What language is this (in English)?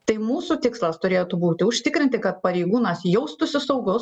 Lithuanian